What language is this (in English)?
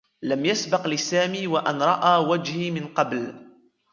Arabic